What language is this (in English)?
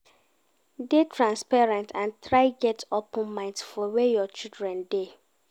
Nigerian Pidgin